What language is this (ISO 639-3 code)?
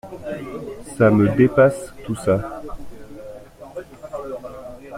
fra